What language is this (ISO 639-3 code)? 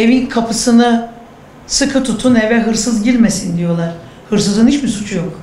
tur